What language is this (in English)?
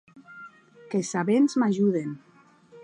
Occitan